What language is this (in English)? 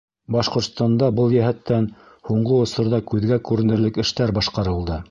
Bashkir